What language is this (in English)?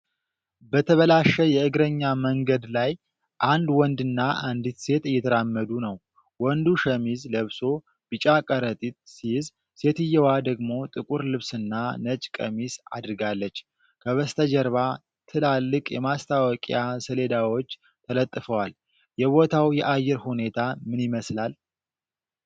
Amharic